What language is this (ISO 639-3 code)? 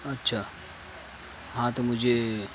urd